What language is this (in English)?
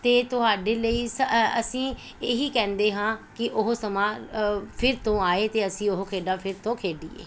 Punjabi